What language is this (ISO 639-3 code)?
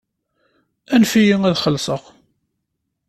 kab